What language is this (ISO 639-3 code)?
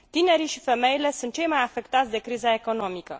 ron